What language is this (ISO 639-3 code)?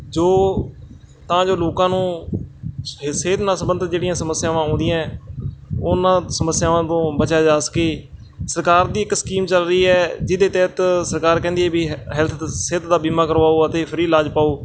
pan